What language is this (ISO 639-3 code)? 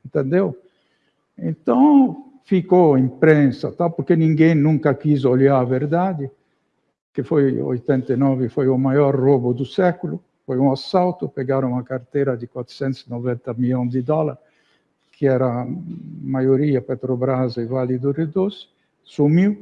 por